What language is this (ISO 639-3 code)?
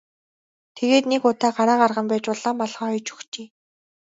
mon